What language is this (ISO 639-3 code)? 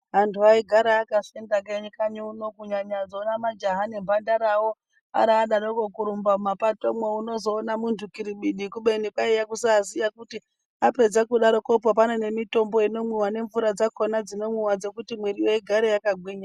ndc